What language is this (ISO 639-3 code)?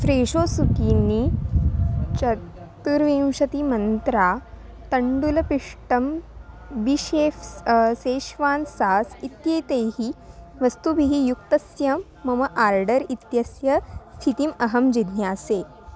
san